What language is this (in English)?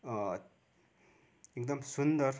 Nepali